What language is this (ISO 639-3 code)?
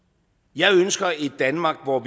dan